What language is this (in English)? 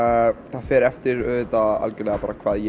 Icelandic